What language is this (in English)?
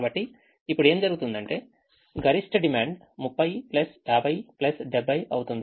Telugu